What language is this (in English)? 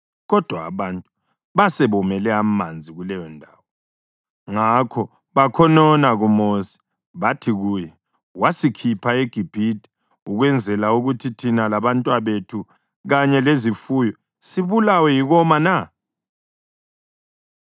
North Ndebele